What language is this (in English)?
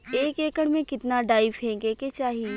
Bhojpuri